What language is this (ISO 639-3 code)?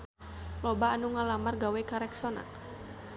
sun